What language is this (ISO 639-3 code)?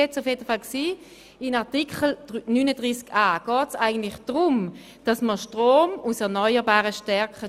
gsw